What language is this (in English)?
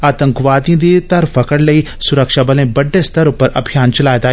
Dogri